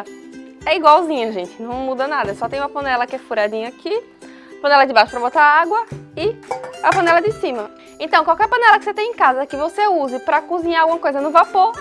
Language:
Portuguese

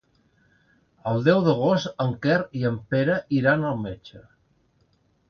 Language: Catalan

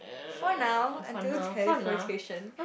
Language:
English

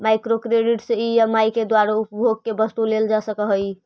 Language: Magahi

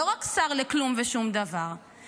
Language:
Hebrew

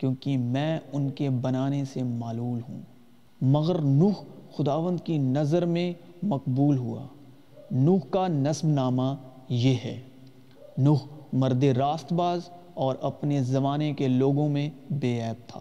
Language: Urdu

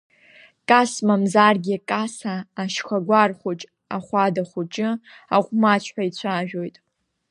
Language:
Abkhazian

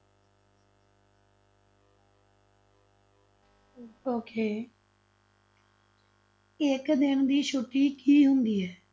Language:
Punjabi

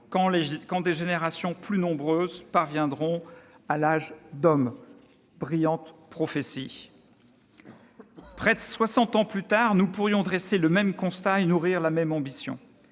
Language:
French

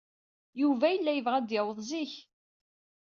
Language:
Kabyle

